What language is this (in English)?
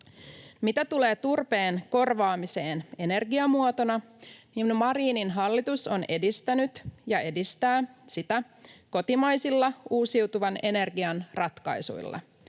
Finnish